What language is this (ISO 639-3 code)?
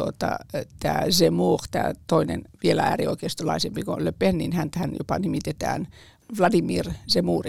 fin